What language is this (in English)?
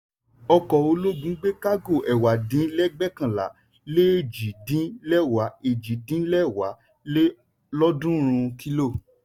Yoruba